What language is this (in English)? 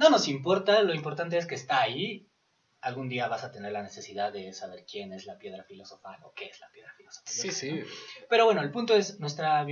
Spanish